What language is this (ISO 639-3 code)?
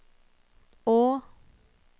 nor